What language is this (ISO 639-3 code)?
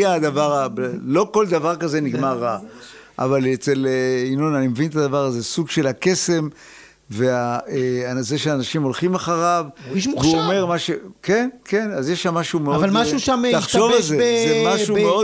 heb